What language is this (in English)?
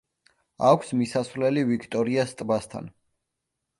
Georgian